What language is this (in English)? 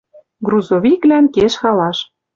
Western Mari